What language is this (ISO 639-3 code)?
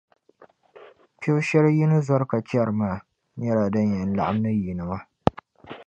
dag